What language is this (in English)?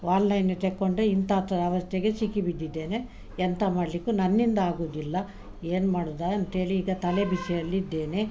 Kannada